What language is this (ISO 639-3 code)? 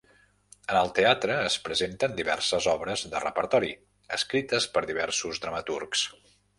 cat